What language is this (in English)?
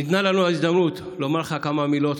Hebrew